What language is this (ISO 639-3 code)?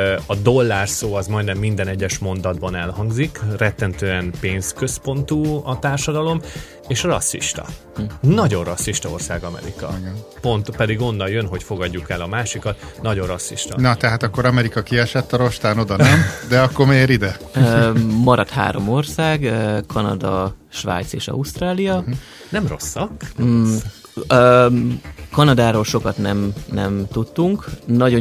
hun